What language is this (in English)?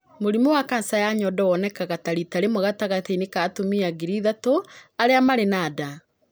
Kikuyu